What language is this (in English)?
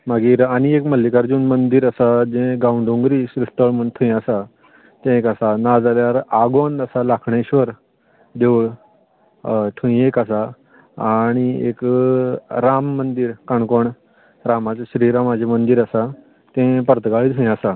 Konkani